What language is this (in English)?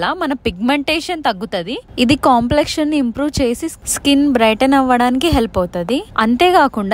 Hindi